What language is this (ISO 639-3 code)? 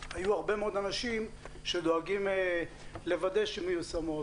heb